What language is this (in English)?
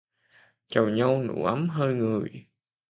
Vietnamese